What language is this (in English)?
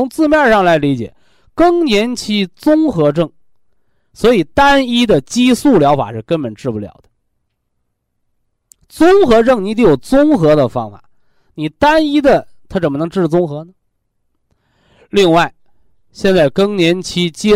Chinese